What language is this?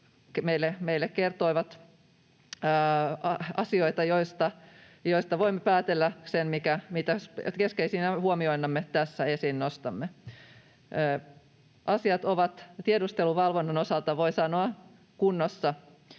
Finnish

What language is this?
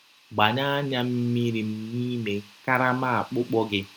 Igbo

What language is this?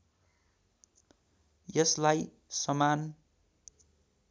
Nepali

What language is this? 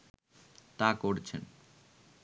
Bangla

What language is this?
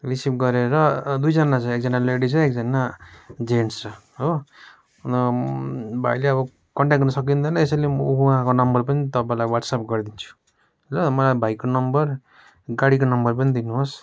Nepali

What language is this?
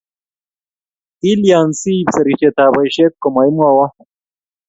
Kalenjin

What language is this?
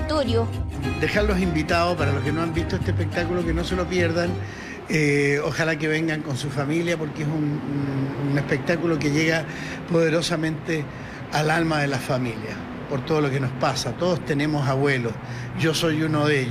Spanish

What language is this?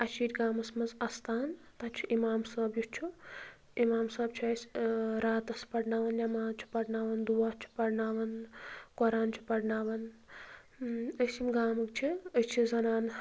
Kashmiri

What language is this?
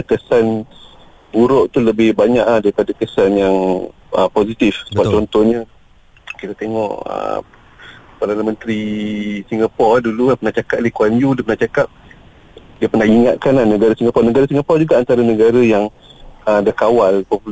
Malay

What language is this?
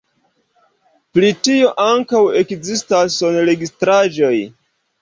Esperanto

